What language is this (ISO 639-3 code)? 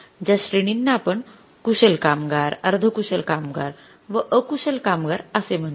mar